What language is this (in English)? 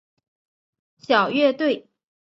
Chinese